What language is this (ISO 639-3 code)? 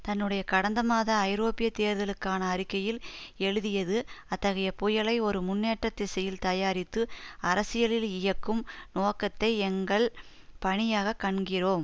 tam